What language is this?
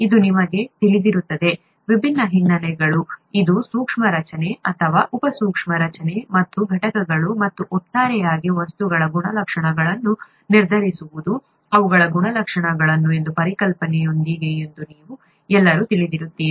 Kannada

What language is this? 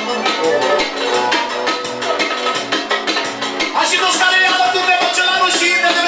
Romanian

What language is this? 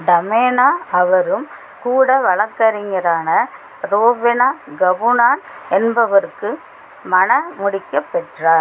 Tamil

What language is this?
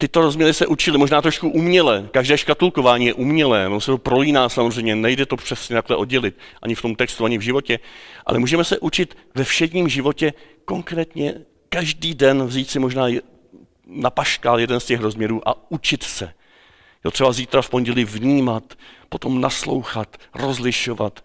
Czech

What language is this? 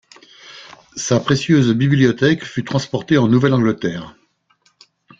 French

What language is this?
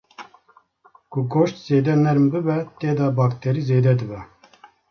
Kurdish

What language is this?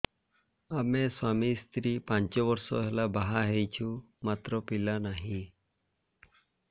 Odia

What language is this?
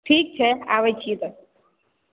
Maithili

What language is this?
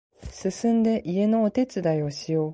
Japanese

